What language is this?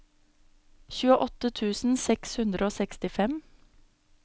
Norwegian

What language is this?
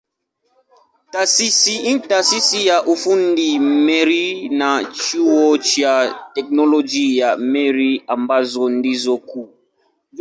Swahili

